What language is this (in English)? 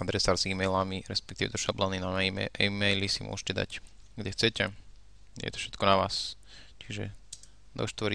Slovak